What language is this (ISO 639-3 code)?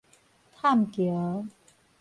nan